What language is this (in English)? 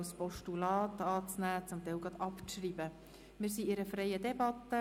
Swiss German